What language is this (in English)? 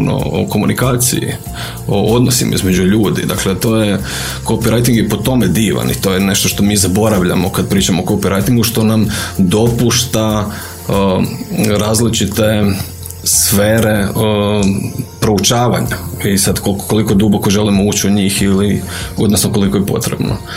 Croatian